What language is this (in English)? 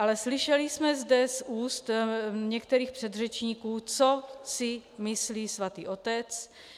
Czech